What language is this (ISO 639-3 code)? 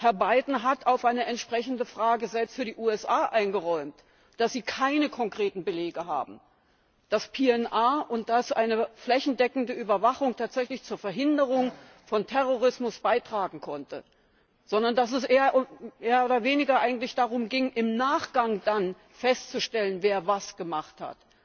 deu